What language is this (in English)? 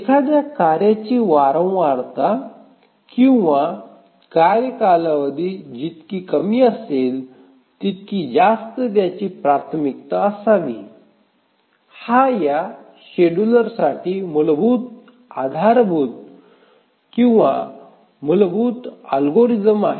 Marathi